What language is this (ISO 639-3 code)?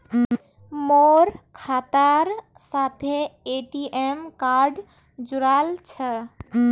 mag